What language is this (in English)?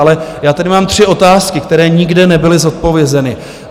Czech